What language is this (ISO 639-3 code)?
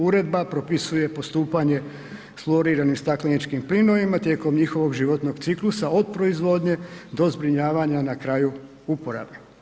hrv